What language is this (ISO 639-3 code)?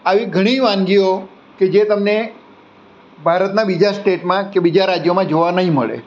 guj